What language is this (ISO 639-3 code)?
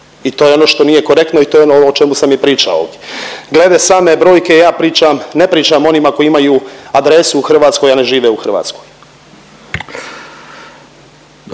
hrv